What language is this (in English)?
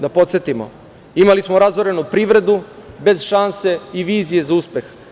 Serbian